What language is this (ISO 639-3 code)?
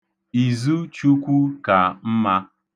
ibo